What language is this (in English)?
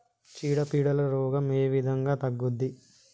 Telugu